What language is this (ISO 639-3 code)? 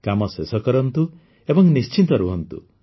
ori